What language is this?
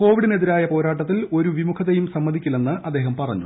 Malayalam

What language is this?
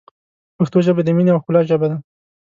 Pashto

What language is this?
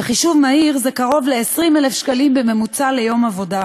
Hebrew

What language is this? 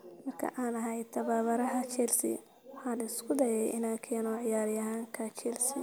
Somali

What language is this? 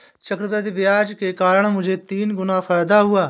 Hindi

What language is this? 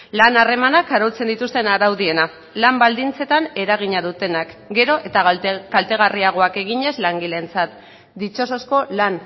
Basque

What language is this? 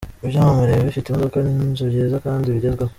Kinyarwanda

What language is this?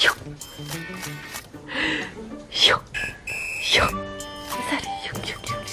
Korean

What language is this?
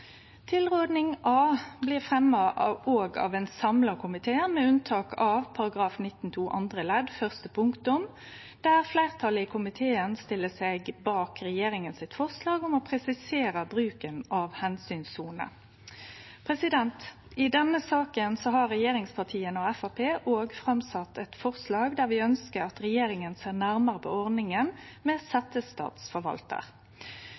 Norwegian Nynorsk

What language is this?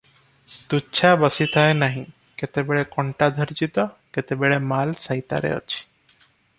Odia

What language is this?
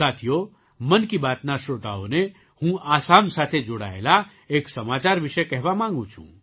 Gujarati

